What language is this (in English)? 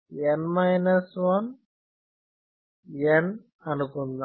Telugu